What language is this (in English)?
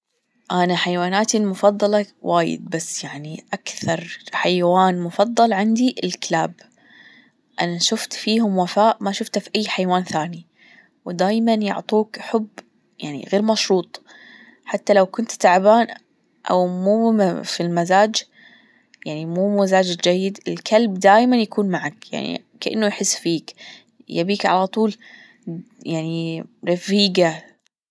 Gulf Arabic